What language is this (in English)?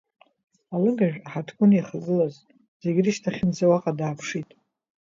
Abkhazian